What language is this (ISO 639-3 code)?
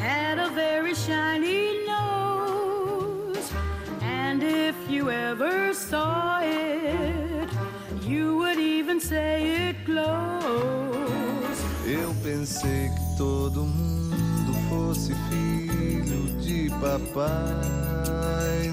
por